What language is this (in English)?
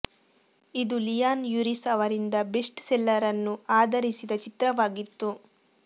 Kannada